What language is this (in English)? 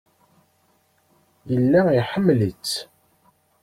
Kabyle